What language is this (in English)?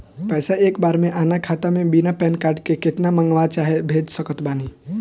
Bhojpuri